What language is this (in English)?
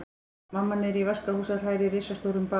Icelandic